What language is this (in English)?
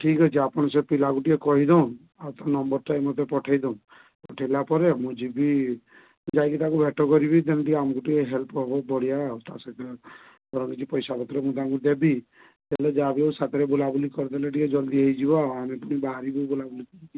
Odia